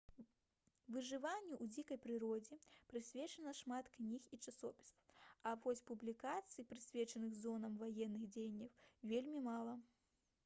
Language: Belarusian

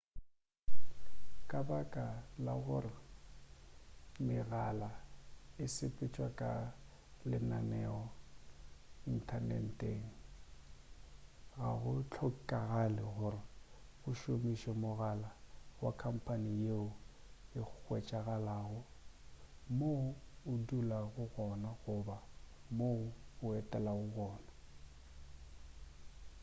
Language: Northern Sotho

